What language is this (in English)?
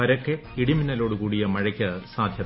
Malayalam